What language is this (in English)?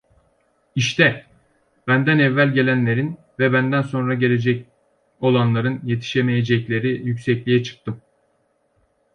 Turkish